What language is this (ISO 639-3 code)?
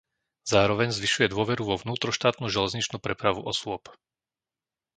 slk